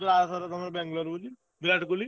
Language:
Odia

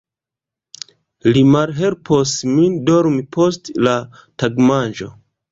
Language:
Esperanto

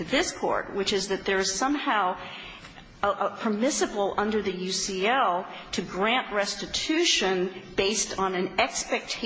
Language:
English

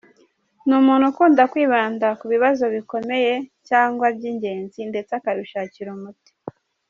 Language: Kinyarwanda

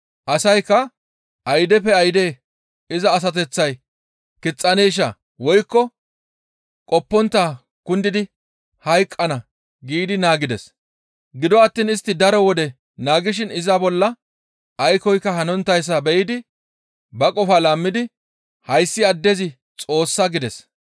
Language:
Gamo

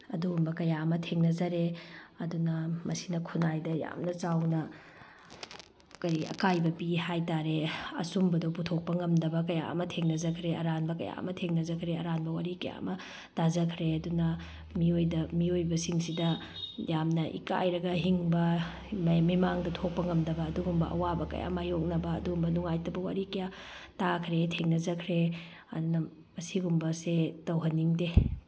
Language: Manipuri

